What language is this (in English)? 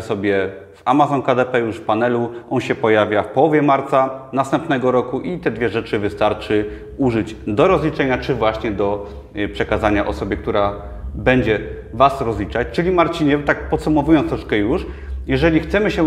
Polish